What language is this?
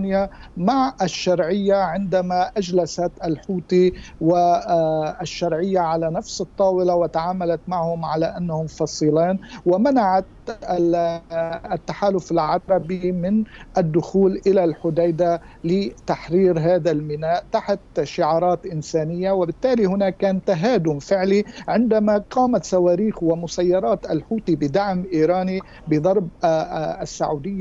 Arabic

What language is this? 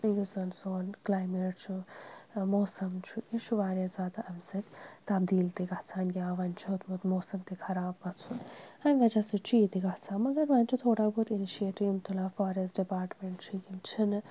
Kashmiri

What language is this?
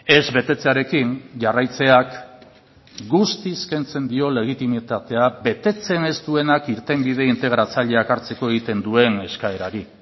Basque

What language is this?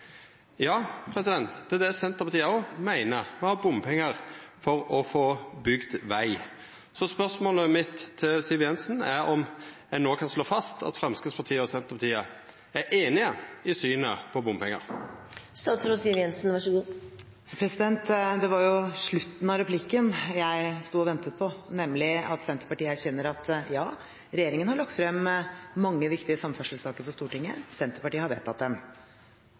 Norwegian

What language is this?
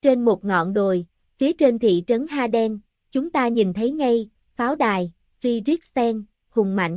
Vietnamese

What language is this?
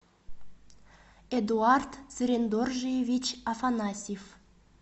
Russian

